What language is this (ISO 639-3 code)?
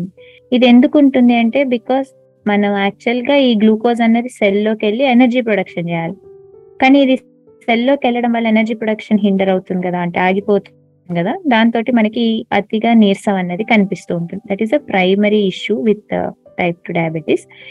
tel